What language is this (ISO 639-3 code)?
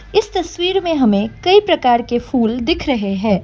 hin